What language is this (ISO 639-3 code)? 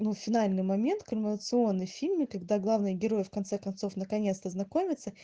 rus